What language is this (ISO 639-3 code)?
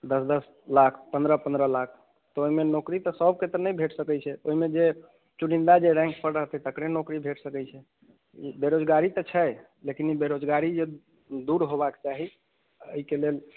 mai